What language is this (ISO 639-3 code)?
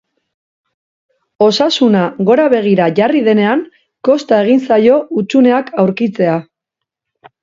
eus